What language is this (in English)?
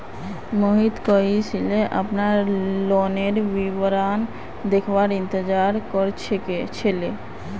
Magahi